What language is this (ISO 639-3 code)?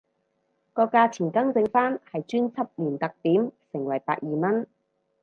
yue